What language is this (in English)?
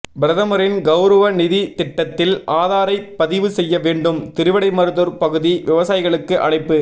Tamil